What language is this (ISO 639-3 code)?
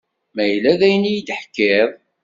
kab